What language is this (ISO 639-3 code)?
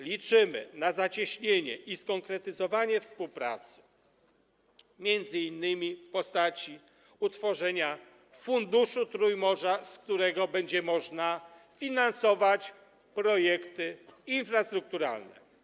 pol